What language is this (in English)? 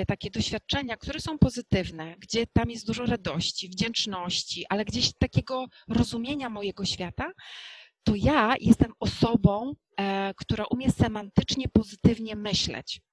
Polish